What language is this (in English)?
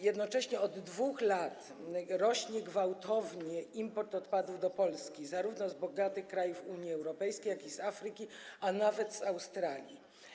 Polish